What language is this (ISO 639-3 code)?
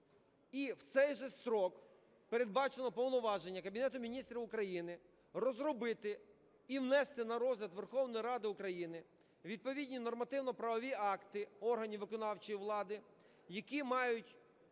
ukr